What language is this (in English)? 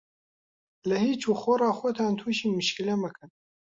Central Kurdish